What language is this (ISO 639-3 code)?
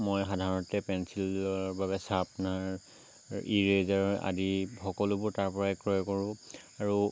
asm